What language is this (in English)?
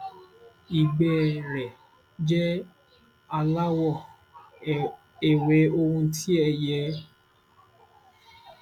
Yoruba